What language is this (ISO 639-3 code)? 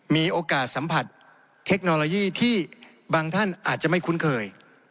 tha